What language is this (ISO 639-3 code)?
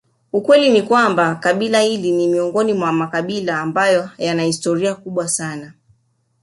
swa